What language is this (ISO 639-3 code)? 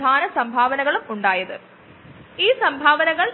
mal